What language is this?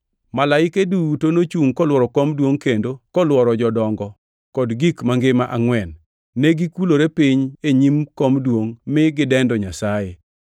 Luo (Kenya and Tanzania)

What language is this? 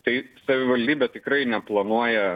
Lithuanian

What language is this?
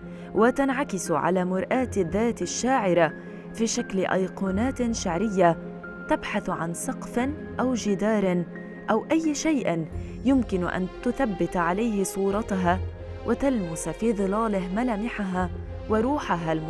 Arabic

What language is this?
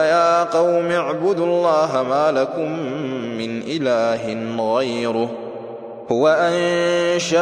Arabic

